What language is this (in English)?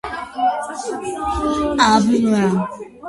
Georgian